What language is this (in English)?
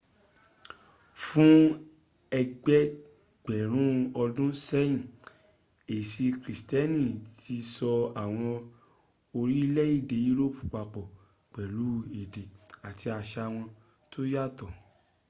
Yoruba